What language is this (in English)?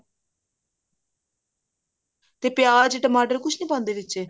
Punjabi